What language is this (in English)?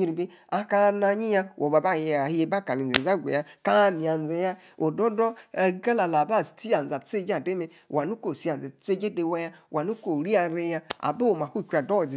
Yace